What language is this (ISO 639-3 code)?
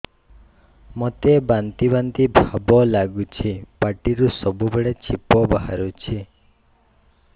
ori